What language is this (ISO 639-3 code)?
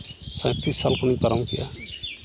sat